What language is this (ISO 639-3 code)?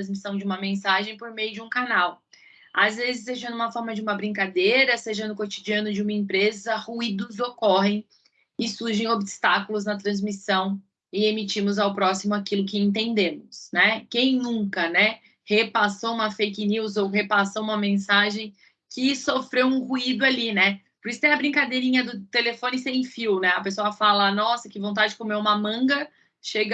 por